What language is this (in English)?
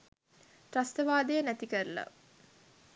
Sinhala